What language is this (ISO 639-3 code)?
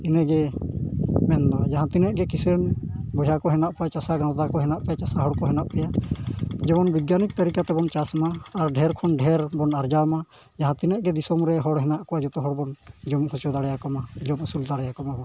sat